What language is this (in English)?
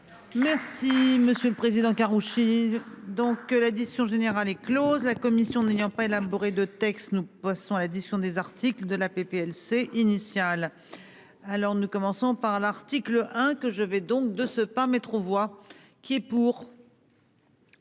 French